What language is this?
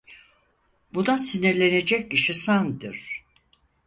Turkish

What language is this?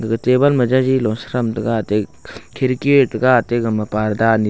Wancho Naga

